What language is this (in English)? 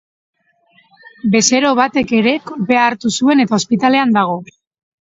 Basque